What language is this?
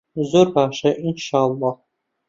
Central Kurdish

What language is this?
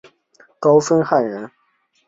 Chinese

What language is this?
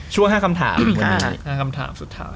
Thai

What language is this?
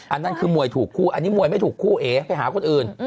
Thai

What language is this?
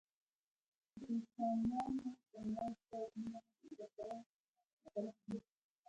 Pashto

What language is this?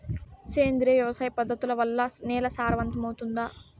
Telugu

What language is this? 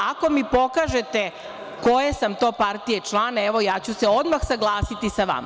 Serbian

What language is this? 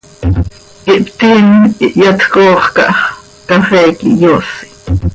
Seri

